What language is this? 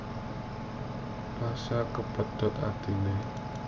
Javanese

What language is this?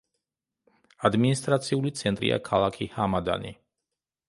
Georgian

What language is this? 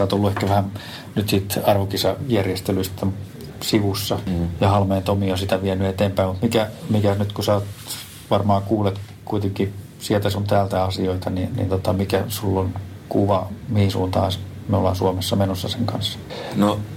Finnish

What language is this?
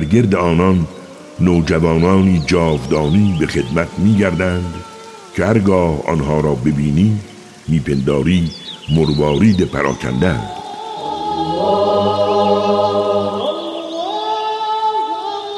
Persian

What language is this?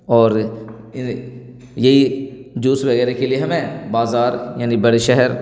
Urdu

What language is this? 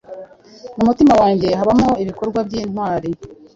Kinyarwanda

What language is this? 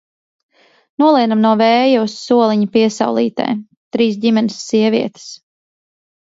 Latvian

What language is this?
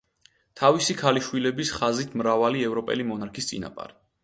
Georgian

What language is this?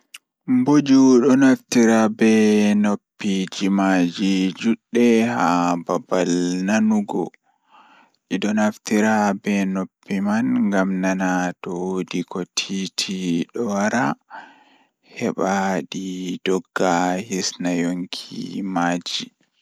Fula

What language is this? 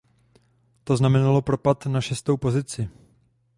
Czech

